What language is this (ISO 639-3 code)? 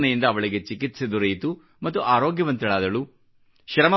kan